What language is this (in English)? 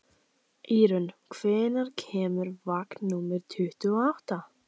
Icelandic